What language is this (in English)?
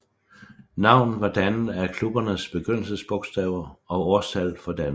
Danish